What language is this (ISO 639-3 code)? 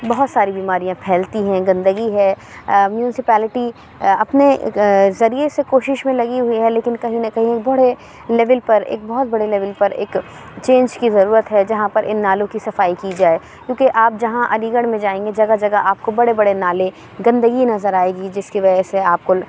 urd